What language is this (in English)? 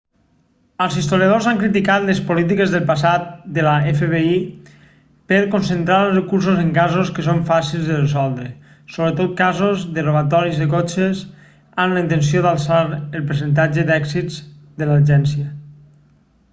Catalan